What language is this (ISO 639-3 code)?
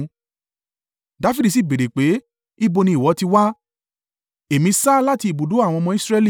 yor